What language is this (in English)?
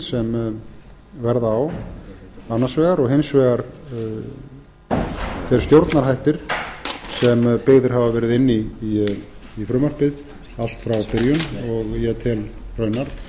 Icelandic